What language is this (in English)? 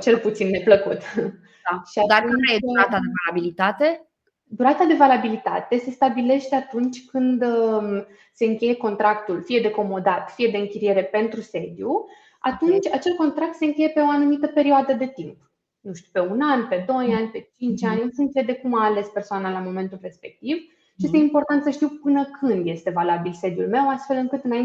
Romanian